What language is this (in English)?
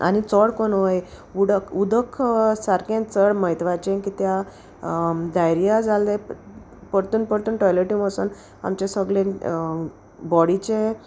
Konkani